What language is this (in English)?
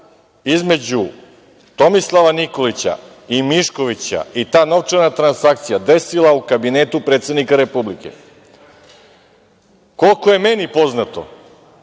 Serbian